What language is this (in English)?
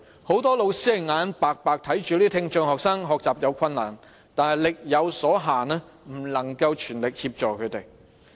Cantonese